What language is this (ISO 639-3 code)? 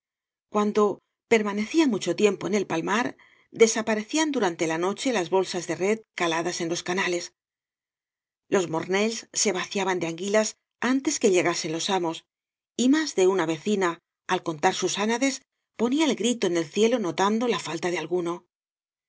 spa